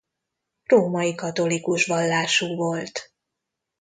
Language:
Hungarian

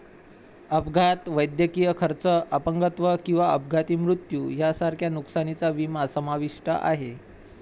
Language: Marathi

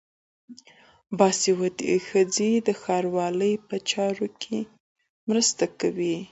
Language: Pashto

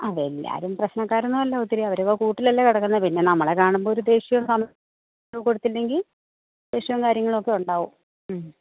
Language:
Malayalam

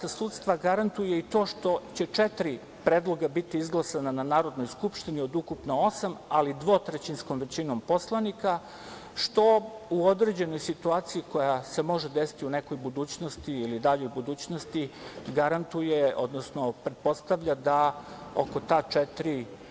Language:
Serbian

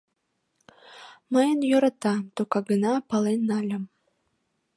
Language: Mari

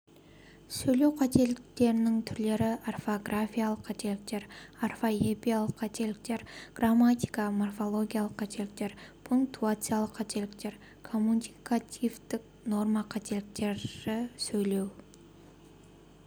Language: Kazakh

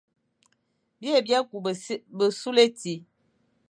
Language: Fang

